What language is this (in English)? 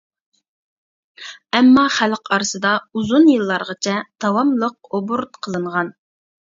Uyghur